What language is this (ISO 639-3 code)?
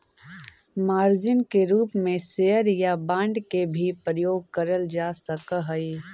mag